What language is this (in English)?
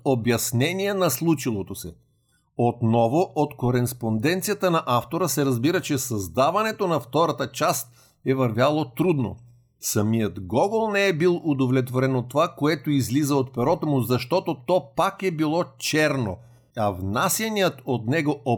Bulgarian